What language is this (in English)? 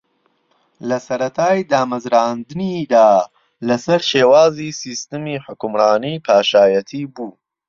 Central Kurdish